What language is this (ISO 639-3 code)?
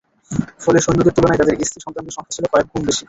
ben